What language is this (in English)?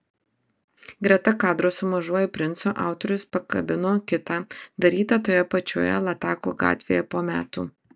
Lithuanian